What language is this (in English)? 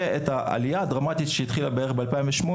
Hebrew